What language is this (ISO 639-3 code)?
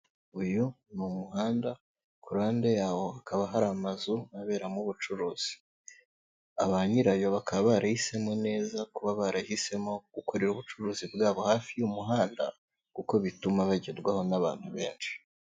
kin